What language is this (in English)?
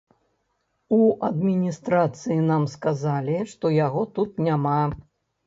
Belarusian